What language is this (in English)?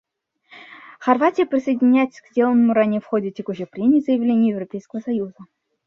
Russian